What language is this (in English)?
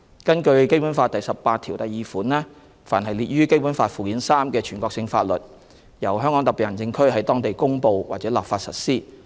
Cantonese